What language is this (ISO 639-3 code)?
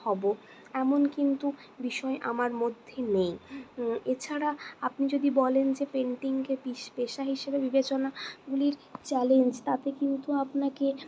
ben